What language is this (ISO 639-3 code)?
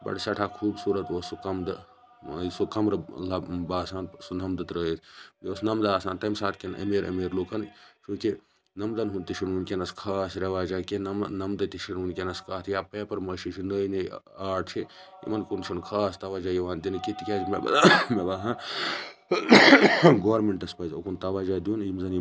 kas